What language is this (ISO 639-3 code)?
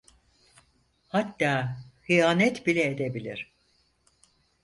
tur